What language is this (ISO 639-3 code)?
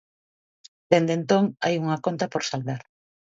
glg